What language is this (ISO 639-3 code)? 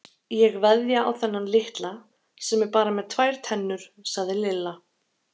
isl